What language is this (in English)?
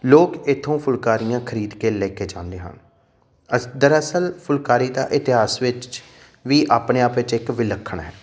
Punjabi